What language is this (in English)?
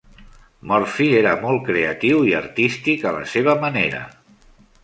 Catalan